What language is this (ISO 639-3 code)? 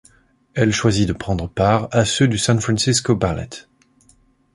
fra